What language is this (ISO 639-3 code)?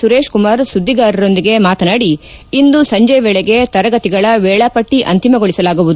kan